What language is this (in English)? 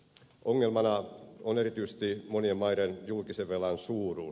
Finnish